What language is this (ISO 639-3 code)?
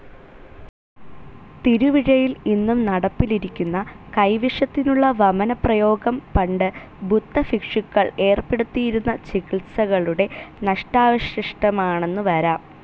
mal